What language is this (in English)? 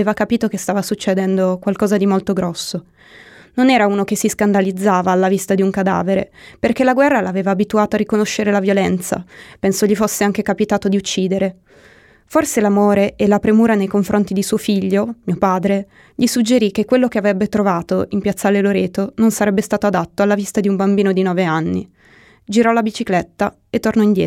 Italian